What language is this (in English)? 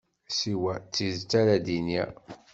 Kabyle